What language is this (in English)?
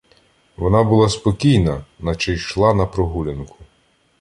Ukrainian